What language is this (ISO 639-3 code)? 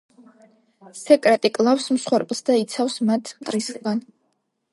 kat